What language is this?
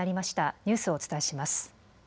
Japanese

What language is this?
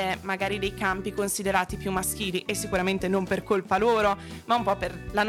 Italian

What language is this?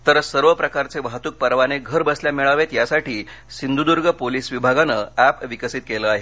Marathi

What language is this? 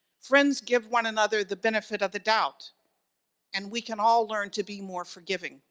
English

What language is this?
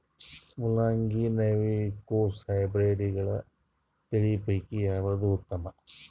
Kannada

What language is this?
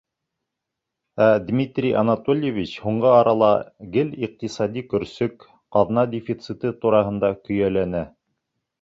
Bashkir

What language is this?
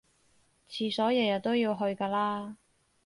Cantonese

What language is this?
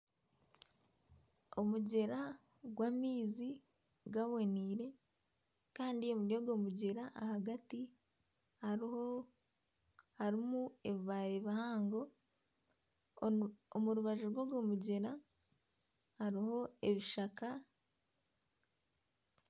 Nyankole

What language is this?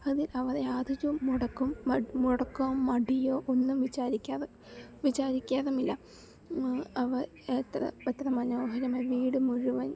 Malayalam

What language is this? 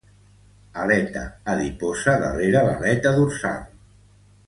Catalan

